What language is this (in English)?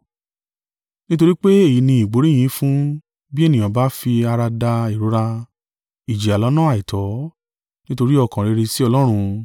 Yoruba